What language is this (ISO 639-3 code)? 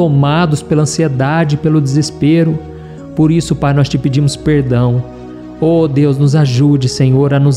por